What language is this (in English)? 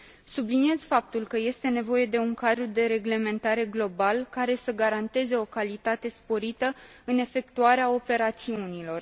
Romanian